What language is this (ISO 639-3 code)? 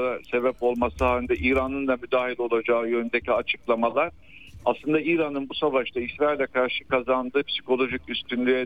tur